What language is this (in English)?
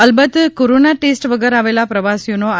Gujarati